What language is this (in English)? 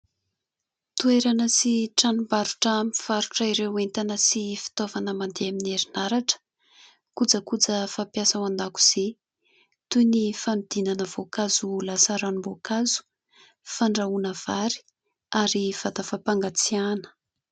Malagasy